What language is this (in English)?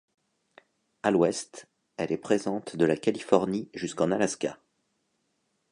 French